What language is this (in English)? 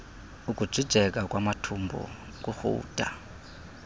Xhosa